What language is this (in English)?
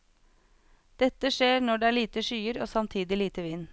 Norwegian